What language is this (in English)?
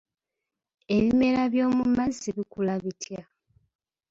Ganda